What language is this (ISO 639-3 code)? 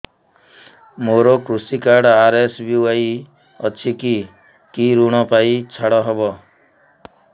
ori